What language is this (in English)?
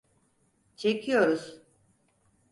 Turkish